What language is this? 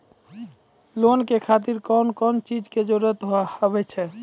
Maithili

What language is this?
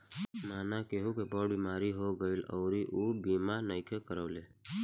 Bhojpuri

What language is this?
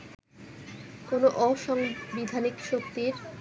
Bangla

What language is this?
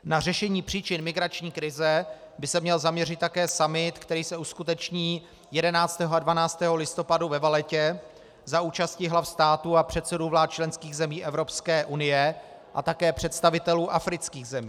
Czech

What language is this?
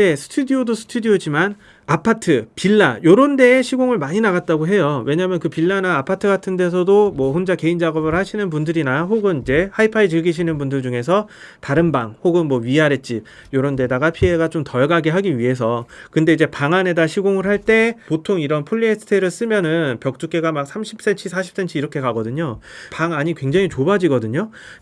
Korean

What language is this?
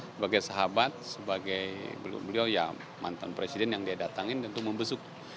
Indonesian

